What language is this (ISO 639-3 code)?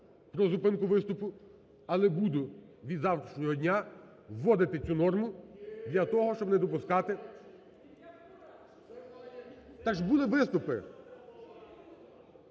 ukr